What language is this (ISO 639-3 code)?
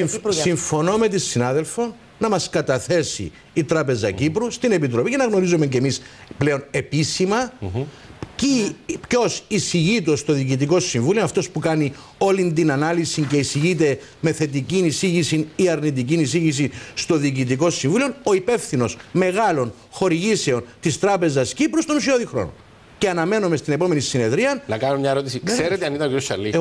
ell